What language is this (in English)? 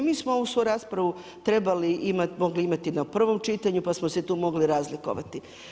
Croatian